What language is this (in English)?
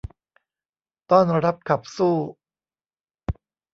Thai